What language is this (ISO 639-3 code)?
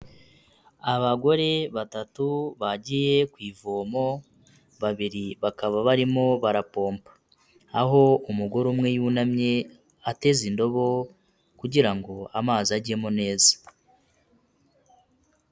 kin